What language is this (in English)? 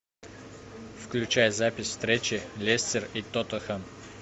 Russian